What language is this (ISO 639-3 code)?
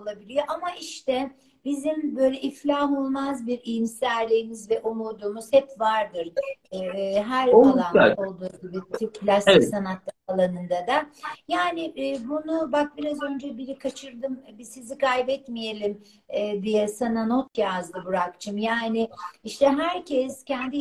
tur